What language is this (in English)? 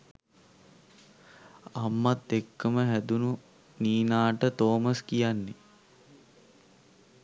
Sinhala